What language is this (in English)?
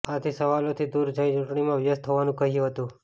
Gujarati